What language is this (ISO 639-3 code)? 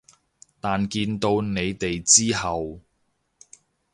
yue